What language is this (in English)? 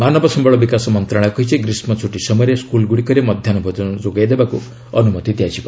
Odia